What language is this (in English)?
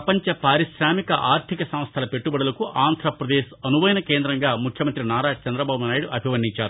Telugu